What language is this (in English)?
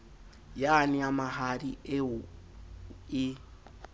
Southern Sotho